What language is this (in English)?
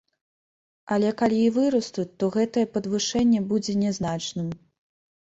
Belarusian